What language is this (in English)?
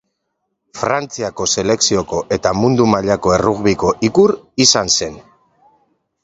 Basque